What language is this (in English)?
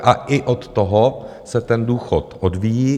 Czech